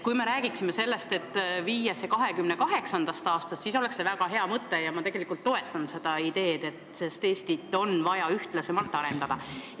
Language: Estonian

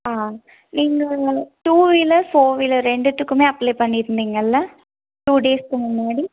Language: Tamil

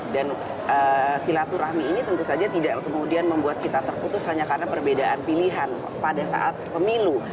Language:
Indonesian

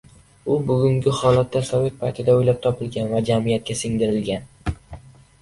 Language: Uzbek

